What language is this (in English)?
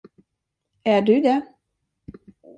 Swedish